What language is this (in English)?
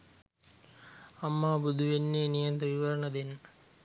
Sinhala